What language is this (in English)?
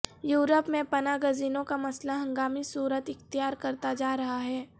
Urdu